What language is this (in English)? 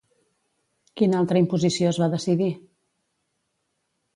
Catalan